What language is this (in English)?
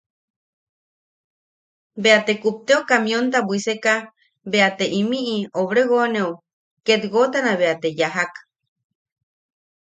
Yaqui